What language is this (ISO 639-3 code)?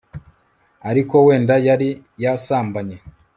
kin